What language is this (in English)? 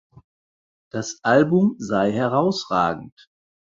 German